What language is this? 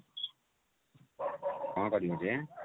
Odia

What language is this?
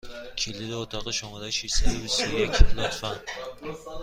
Persian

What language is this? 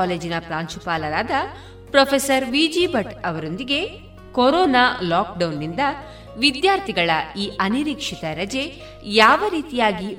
Kannada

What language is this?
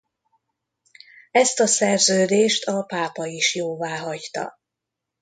Hungarian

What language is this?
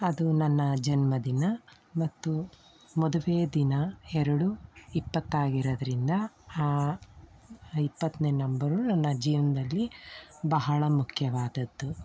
Kannada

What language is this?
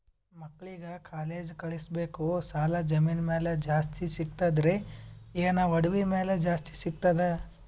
Kannada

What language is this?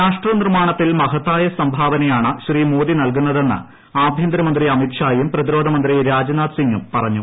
Malayalam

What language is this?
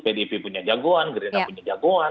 Indonesian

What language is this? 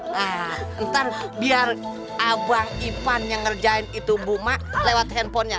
Indonesian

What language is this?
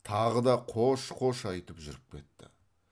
Kazakh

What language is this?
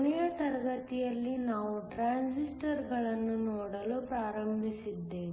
Kannada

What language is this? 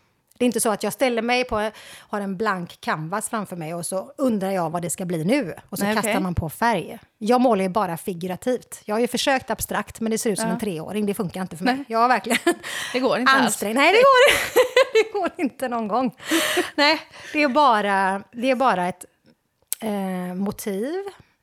Swedish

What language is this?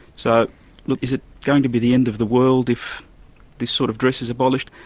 English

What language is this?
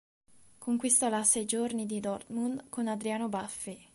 Italian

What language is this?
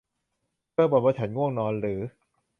Thai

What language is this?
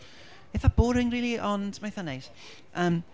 Welsh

